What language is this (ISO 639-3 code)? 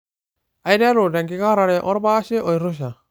mas